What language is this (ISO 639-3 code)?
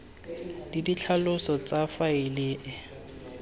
tsn